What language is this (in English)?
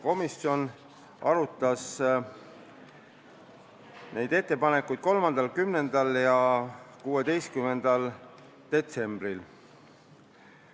Estonian